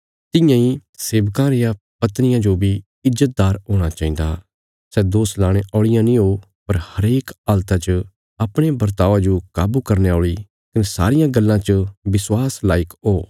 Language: Bilaspuri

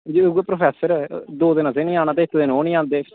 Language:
Dogri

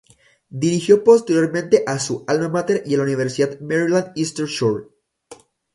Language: Spanish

